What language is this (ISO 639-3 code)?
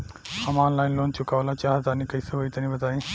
bho